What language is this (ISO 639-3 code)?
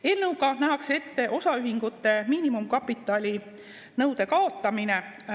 est